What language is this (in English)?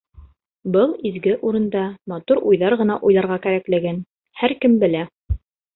Bashkir